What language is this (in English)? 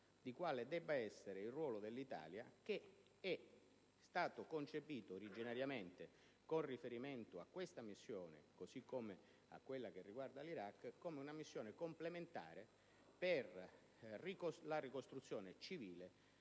Italian